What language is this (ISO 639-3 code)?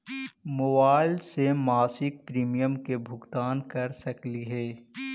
mag